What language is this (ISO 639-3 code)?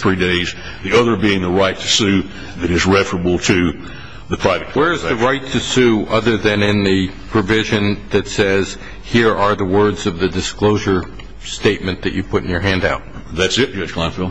eng